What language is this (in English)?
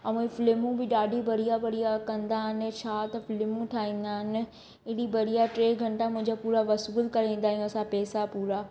Sindhi